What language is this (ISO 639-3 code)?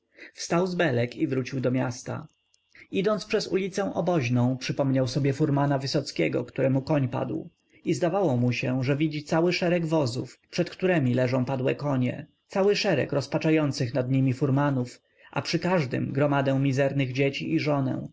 pol